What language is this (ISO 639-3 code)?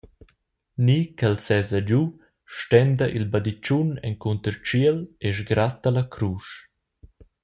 roh